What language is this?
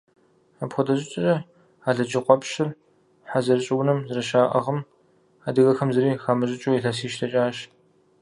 Kabardian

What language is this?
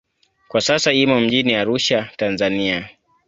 Swahili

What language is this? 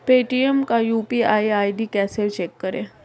Hindi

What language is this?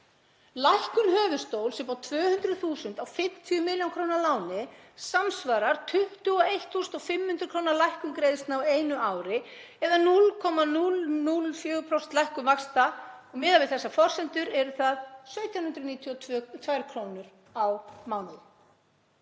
Icelandic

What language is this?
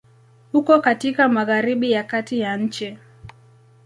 Swahili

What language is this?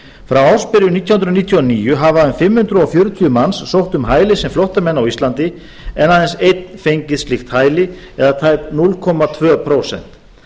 Icelandic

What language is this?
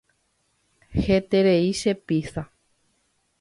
Guarani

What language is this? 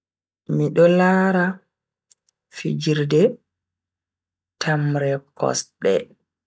Bagirmi Fulfulde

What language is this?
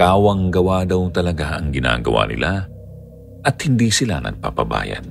Filipino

